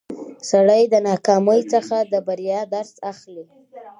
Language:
Pashto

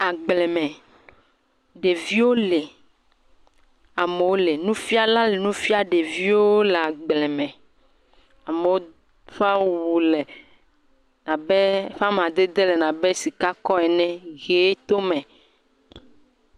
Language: Ewe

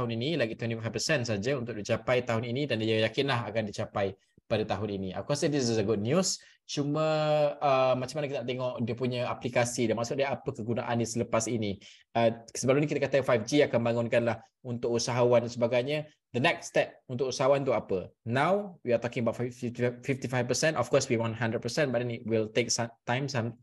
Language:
Malay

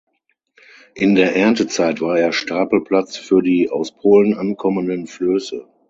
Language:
German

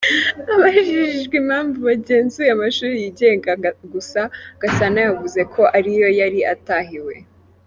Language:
Kinyarwanda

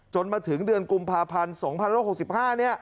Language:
Thai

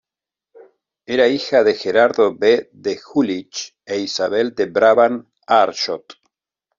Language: Spanish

